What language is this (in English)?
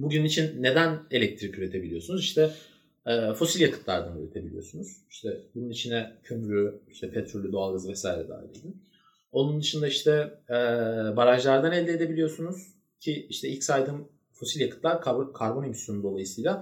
Turkish